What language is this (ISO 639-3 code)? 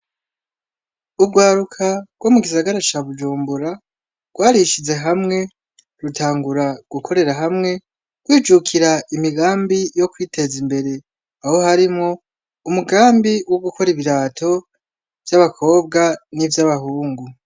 run